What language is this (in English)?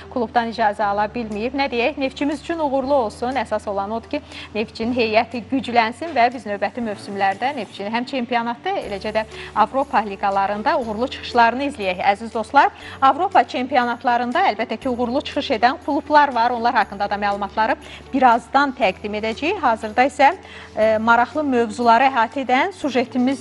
Turkish